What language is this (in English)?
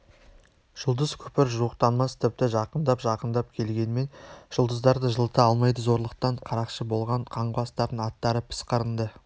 Kazakh